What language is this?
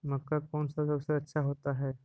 Magahi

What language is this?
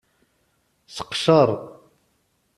Kabyle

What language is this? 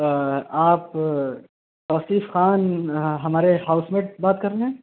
Urdu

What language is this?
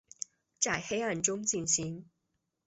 Chinese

